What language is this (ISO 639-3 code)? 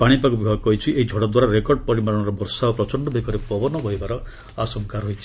ori